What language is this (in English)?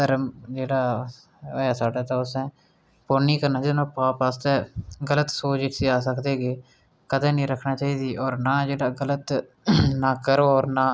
Dogri